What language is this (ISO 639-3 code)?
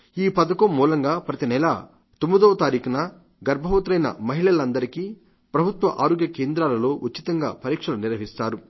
tel